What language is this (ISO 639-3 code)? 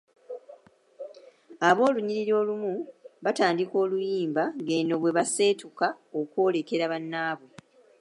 lug